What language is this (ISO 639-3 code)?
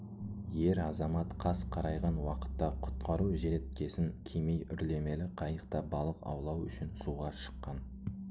kaz